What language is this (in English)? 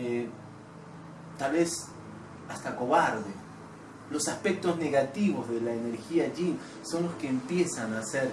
Spanish